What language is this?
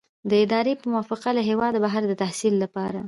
Pashto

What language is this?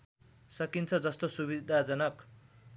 Nepali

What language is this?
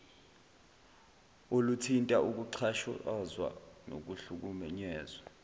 Zulu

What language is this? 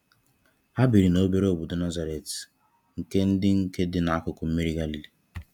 Igbo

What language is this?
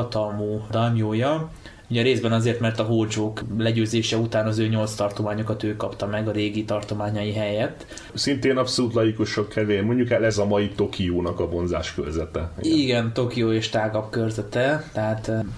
Hungarian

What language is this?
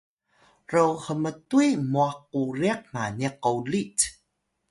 Atayal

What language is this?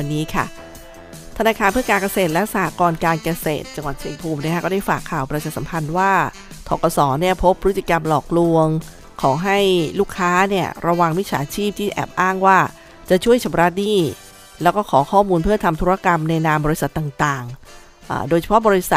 Thai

